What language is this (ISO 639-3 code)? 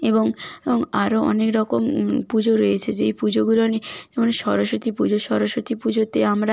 ben